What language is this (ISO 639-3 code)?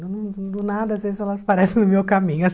por